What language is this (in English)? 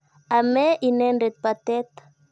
Kalenjin